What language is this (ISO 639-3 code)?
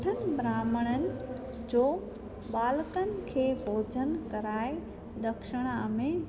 snd